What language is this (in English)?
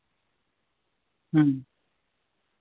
Santali